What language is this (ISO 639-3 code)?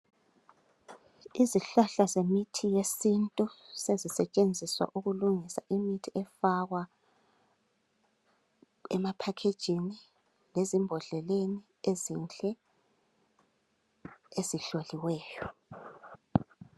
nde